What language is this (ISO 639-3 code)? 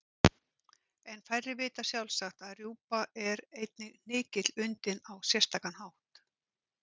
isl